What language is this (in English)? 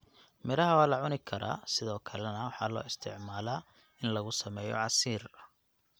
Somali